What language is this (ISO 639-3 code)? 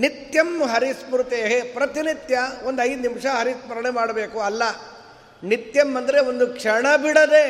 kan